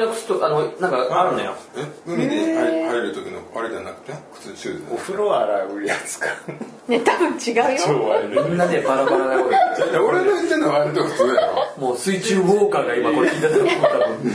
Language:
Japanese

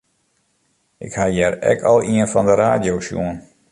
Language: Western Frisian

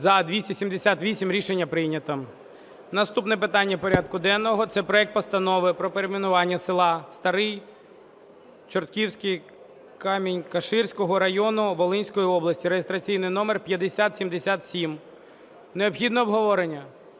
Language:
Ukrainian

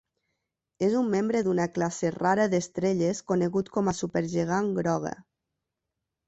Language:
Catalan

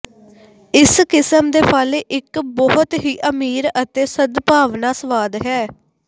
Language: Punjabi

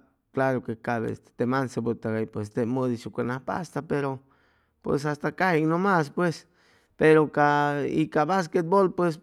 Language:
Chimalapa Zoque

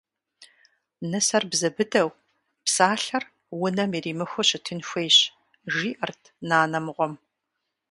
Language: Kabardian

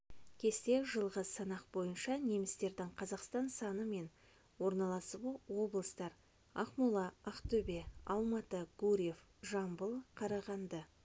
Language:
Kazakh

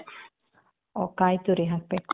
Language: Kannada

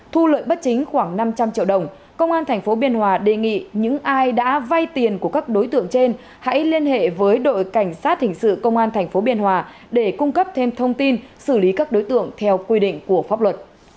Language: Vietnamese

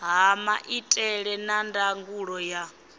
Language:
Venda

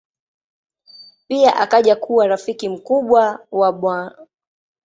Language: Swahili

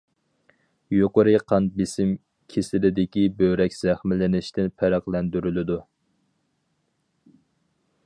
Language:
Uyghur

